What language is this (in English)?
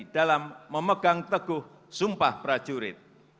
Indonesian